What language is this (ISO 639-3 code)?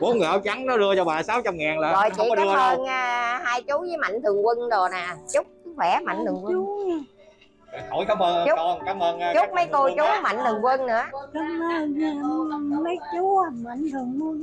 vie